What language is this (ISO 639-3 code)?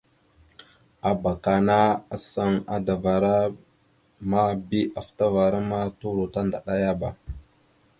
mxu